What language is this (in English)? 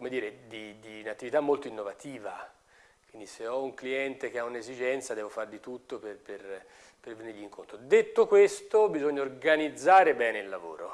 Italian